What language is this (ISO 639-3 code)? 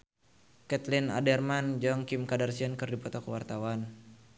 sun